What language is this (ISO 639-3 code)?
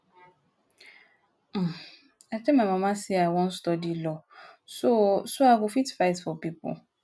pcm